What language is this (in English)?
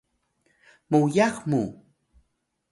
Atayal